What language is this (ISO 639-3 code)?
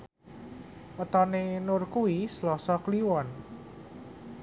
jav